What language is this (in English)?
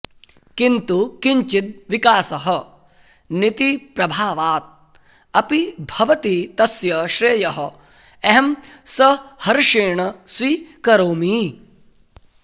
Sanskrit